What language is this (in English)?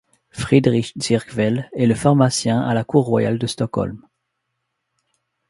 French